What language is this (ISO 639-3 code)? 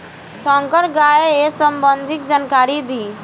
bho